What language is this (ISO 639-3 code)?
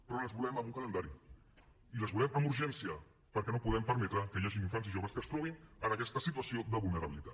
cat